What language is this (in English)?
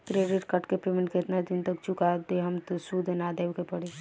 Bhojpuri